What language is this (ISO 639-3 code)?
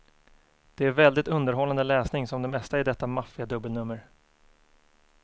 swe